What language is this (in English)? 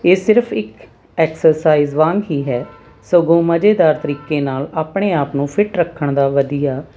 Punjabi